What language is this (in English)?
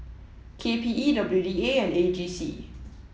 English